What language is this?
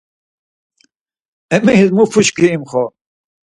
Laz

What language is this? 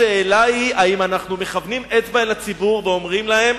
Hebrew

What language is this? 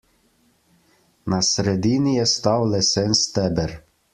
Slovenian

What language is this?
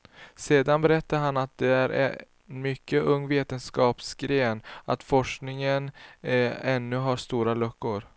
Swedish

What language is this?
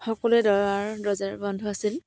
Assamese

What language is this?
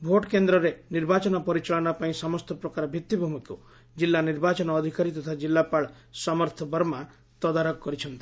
Odia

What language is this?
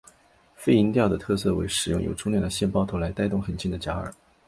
Chinese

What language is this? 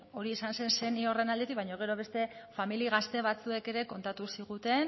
Basque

